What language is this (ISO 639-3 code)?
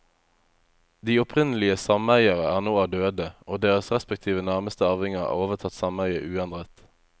nor